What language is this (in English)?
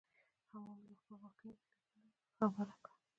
Pashto